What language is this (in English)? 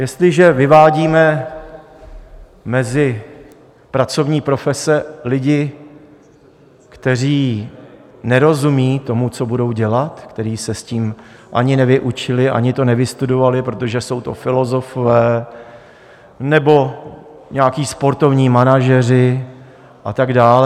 Czech